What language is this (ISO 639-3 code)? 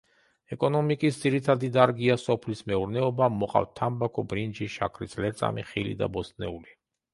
kat